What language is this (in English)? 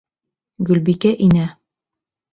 Bashkir